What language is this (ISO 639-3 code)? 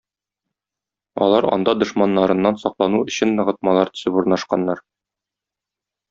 tat